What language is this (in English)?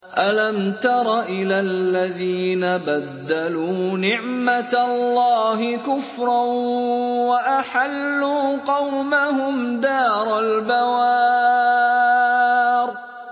Arabic